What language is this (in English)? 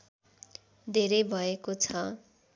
Nepali